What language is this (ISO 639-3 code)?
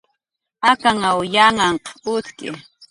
jqr